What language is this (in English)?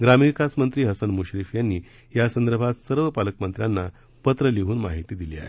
Marathi